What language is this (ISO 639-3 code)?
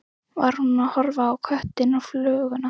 isl